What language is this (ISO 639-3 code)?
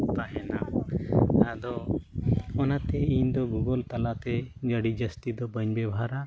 sat